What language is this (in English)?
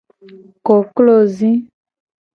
Gen